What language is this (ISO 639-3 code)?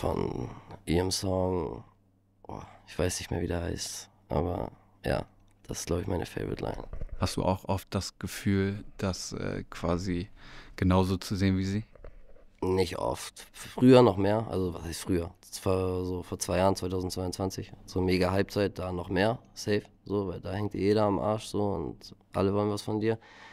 deu